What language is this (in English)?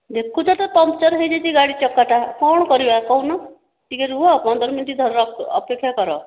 Odia